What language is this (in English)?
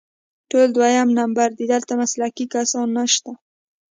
Pashto